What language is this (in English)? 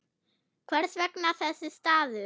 Icelandic